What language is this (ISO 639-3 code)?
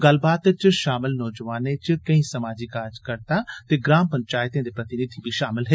doi